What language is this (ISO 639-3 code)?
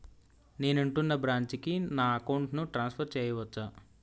tel